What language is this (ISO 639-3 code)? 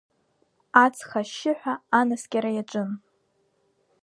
abk